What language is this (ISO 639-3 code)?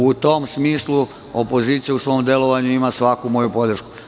srp